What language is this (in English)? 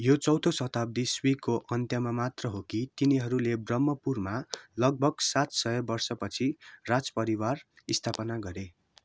Nepali